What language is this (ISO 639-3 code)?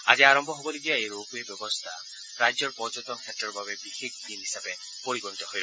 asm